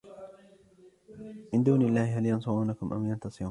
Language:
Arabic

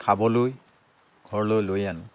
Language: Assamese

